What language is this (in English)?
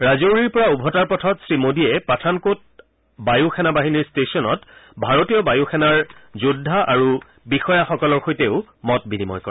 Assamese